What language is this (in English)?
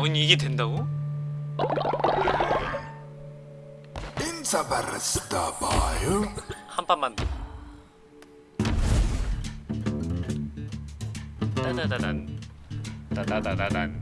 Korean